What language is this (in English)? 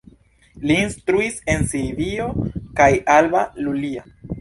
Esperanto